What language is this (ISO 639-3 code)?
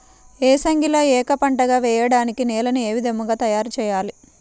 tel